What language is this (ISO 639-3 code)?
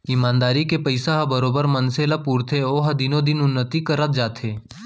hne